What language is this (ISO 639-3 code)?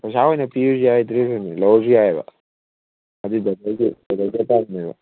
mni